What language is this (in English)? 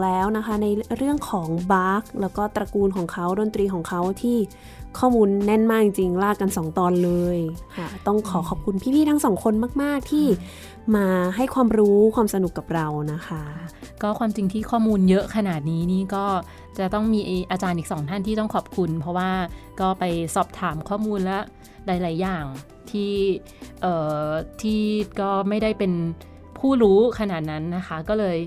Thai